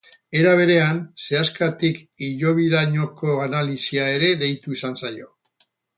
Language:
Basque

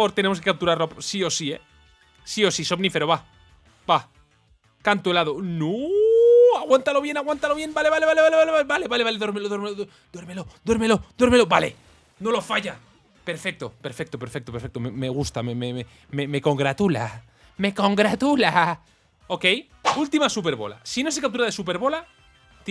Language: Spanish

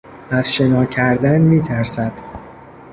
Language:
Persian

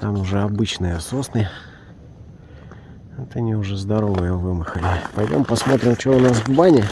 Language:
Russian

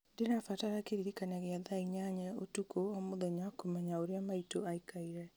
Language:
Kikuyu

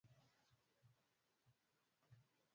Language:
Swahili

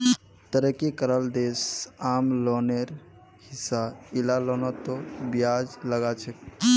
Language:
Magahi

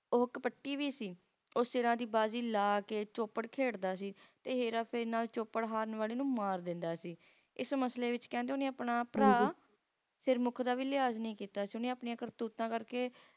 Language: Punjabi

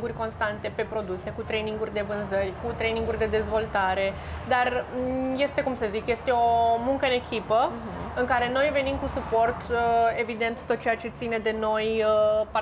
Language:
Romanian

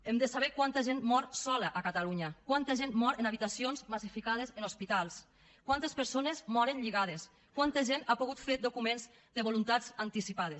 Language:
Catalan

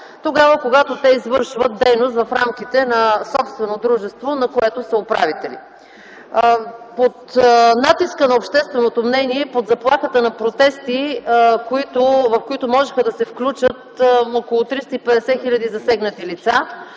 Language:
Bulgarian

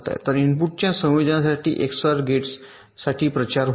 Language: Marathi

